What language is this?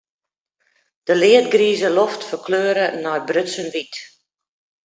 Western Frisian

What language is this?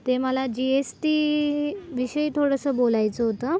Marathi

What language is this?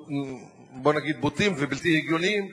Hebrew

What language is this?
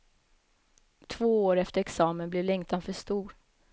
Swedish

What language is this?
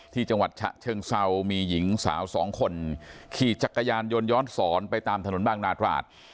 Thai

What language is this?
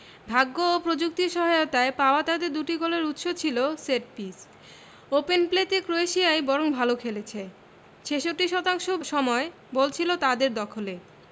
Bangla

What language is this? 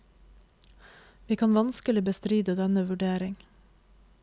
Norwegian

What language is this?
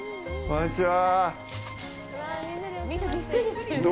Japanese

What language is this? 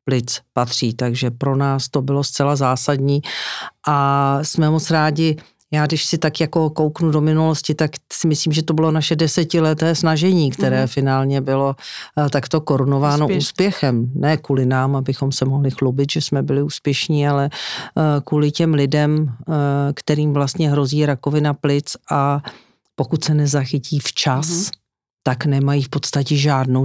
Czech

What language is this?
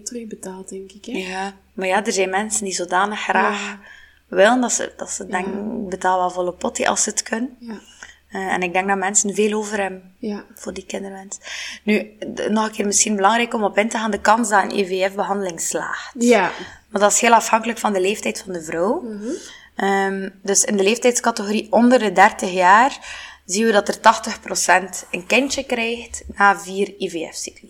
Dutch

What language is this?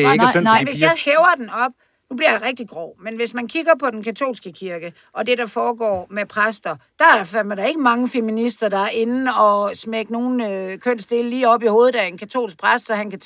Danish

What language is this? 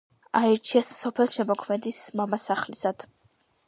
Georgian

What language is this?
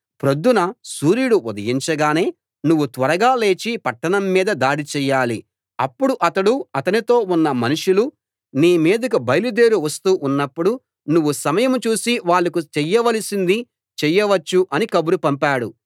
Telugu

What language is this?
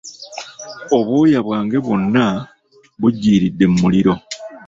Ganda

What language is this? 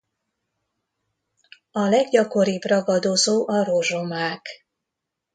Hungarian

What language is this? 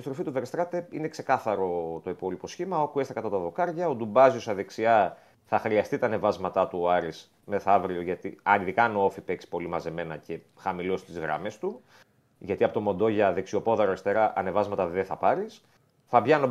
Greek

